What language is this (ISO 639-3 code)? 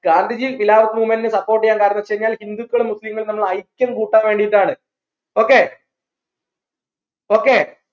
mal